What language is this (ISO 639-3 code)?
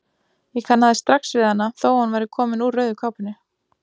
isl